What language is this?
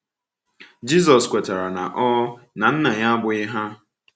Igbo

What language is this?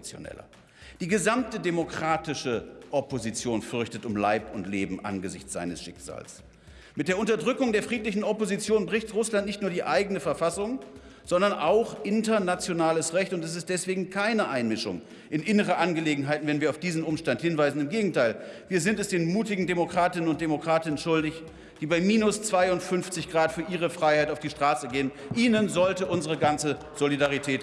German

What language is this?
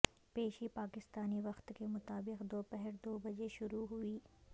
Urdu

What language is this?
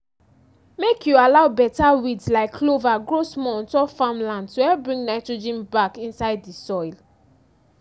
Nigerian Pidgin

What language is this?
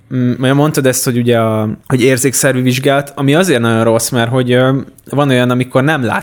Hungarian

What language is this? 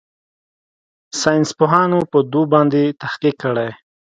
Pashto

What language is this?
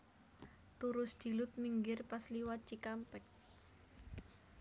Javanese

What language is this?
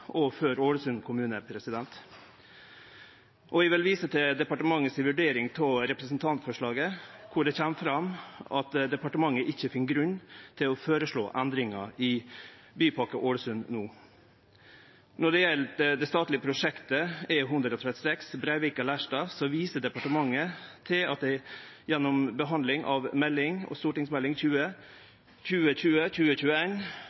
Norwegian Nynorsk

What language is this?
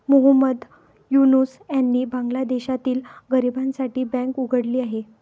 Marathi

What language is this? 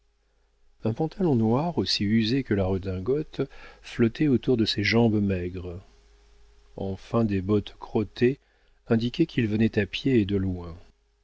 French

